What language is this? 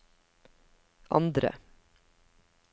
Norwegian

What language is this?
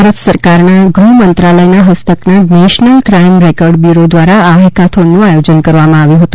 Gujarati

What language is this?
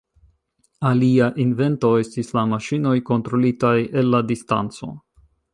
Esperanto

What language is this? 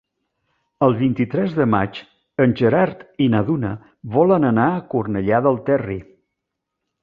Catalan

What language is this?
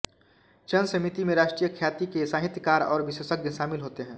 Hindi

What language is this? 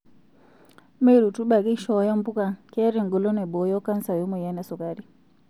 Masai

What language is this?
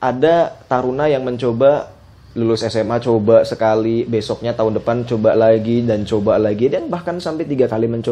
Indonesian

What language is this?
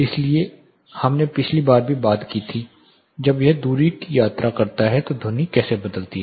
Hindi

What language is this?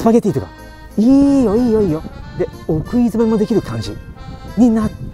Japanese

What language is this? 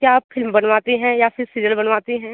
Hindi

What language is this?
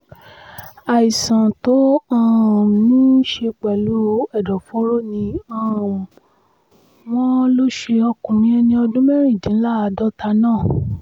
Yoruba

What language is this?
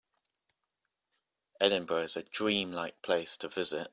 English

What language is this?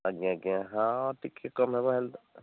Odia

